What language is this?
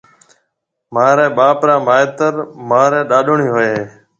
Marwari (Pakistan)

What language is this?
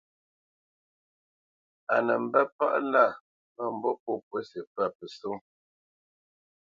Bamenyam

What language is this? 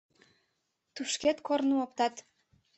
Mari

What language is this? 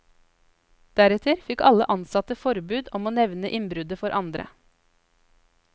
Norwegian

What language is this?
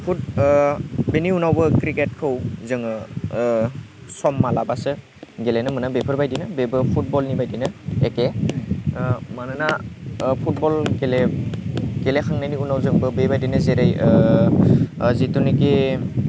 Bodo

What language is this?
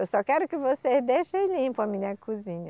Portuguese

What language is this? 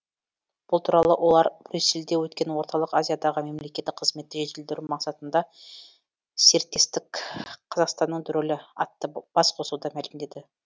Kazakh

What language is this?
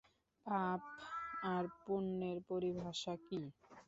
Bangla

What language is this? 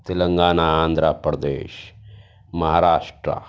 Urdu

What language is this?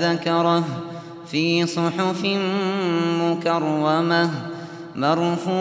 Arabic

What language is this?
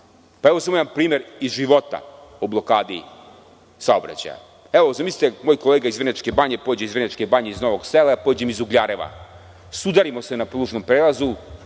Serbian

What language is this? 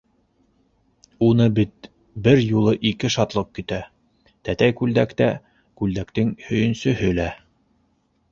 Bashkir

